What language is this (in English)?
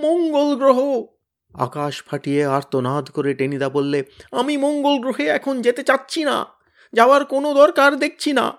Bangla